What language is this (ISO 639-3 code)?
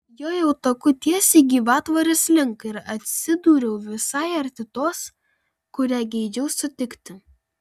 lit